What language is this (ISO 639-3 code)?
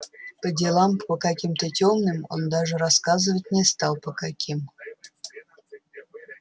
rus